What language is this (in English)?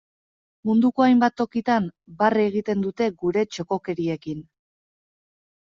Basque